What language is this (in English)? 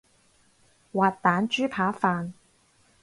Cantonese